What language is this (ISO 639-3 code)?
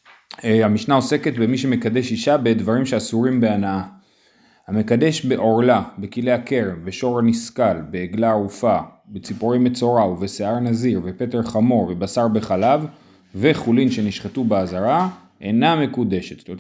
heb